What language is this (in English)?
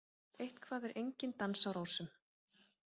Icelandic